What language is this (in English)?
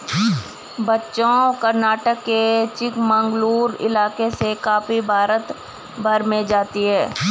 Hindi